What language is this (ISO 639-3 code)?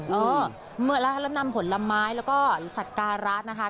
tha